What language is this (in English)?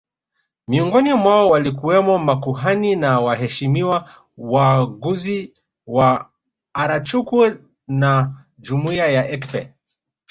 Swahili